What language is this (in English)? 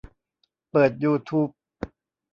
Thai